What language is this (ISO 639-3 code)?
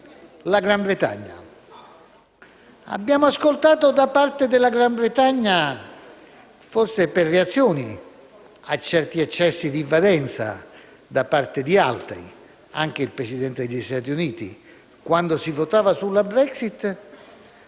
ita